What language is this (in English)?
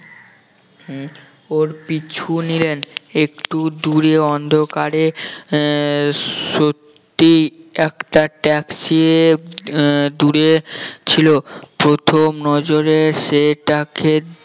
Bangla